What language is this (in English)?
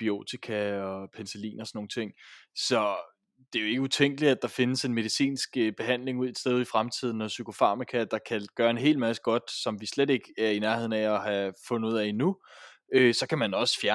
Danish